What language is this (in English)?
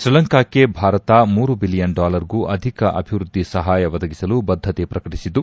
Kannada